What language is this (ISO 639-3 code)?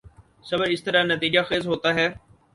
urd